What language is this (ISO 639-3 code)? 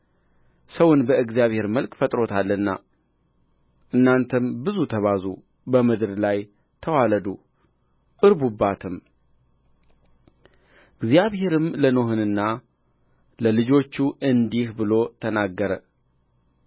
amh